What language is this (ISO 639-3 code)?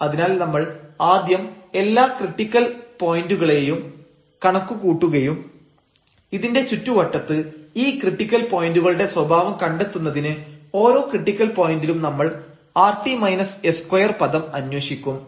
mal